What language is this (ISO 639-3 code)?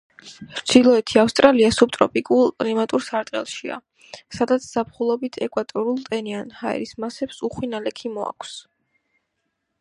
kat